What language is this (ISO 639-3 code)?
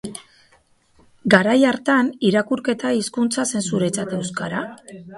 eus